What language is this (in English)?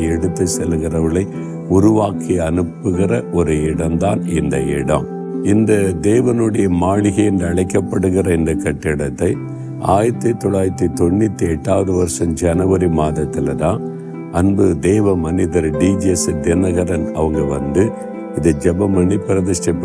Tamil